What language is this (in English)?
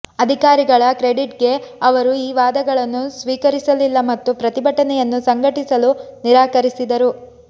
Kannada